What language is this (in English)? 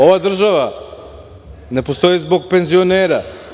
Serbian